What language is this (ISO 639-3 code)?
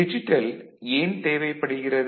tam